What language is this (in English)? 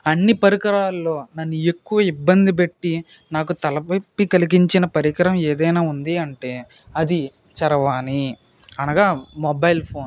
Telugu